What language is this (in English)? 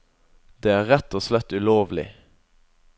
Norwegian